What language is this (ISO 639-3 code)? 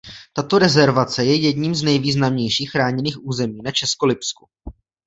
ces